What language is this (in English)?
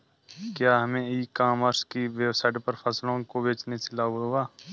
Hindi